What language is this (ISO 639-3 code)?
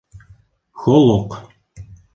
bak